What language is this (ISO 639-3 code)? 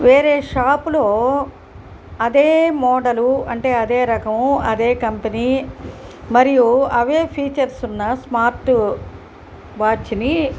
tel